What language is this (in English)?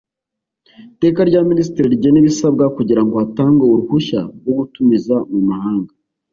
Kinyarwanda